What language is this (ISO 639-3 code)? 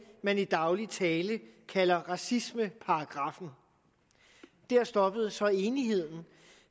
dan